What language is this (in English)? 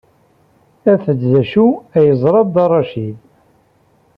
Kabyle